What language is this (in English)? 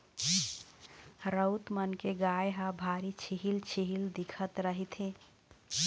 Chhattisgarhi